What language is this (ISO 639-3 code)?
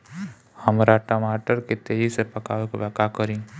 bho